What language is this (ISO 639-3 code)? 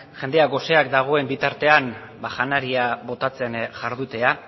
eus